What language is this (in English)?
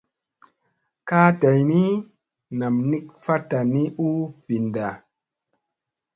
Musey